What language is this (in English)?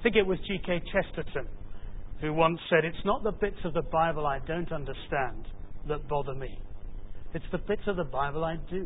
English